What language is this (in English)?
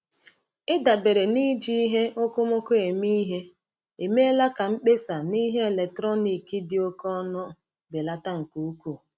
Igbo